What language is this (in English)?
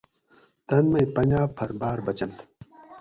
Gawri